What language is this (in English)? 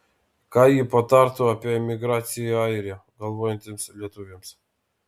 Lithuanian